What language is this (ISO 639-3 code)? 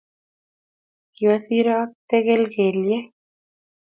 kln